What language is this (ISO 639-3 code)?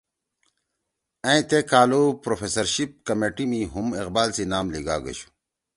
trw